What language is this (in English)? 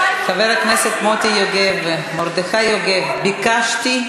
Hebrew